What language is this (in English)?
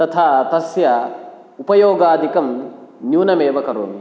Sanskrit